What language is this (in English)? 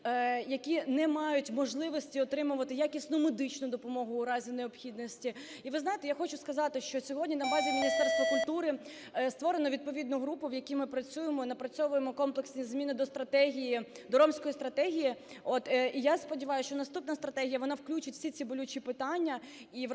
Ukrainian